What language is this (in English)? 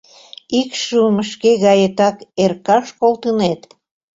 Mari